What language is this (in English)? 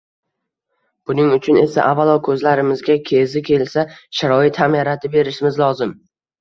Uzbek